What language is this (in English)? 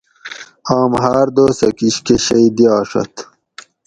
Gawri